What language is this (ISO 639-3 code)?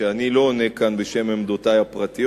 heb